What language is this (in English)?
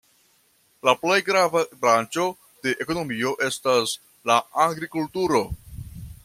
Esperanto